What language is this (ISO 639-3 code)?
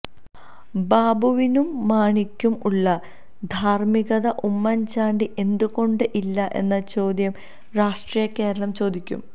mal